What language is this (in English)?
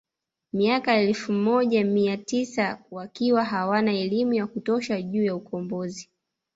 Swahili